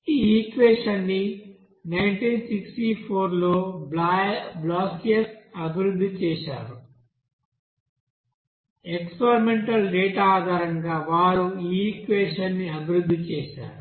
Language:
Telugu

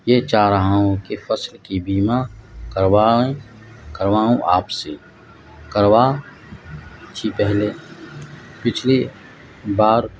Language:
Urdu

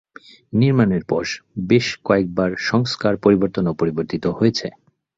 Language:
Bangla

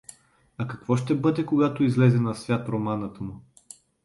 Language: Bulgarian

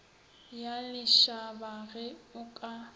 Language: Northern Sotho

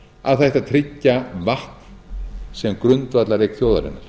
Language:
Icelandic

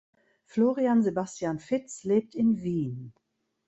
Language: German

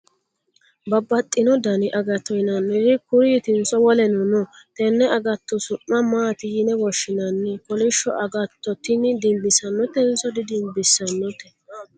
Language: Sidamo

